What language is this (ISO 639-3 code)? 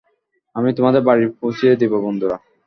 ben